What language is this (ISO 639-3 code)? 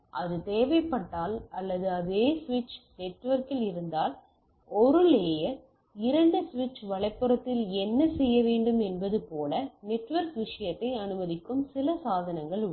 tam